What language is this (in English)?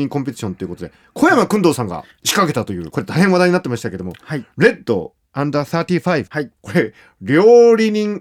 Japanese